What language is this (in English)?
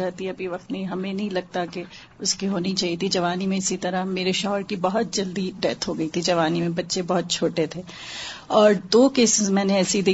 Urdu